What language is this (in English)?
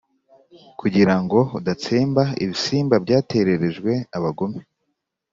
Kinyarwanda